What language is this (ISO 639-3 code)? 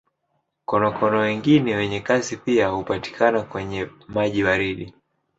swa